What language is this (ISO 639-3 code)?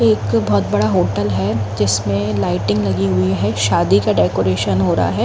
hin